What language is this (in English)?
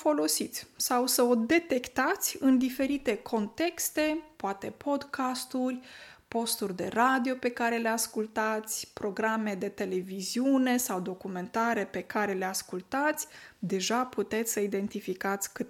Romanian